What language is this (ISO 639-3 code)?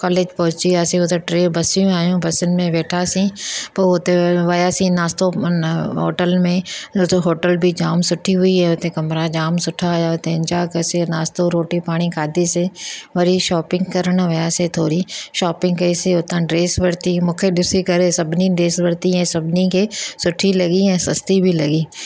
snd